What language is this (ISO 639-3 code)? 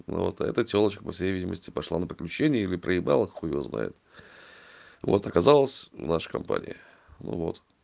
rus